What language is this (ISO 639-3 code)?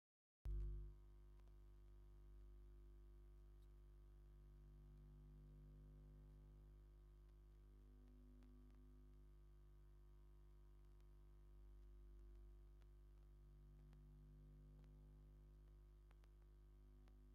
tir